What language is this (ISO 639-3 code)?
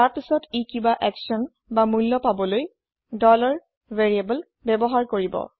asm